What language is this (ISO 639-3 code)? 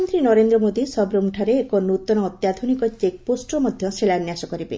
ori